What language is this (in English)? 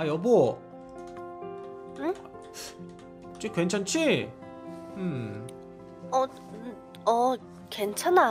Korean